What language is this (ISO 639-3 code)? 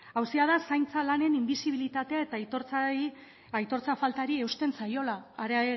eus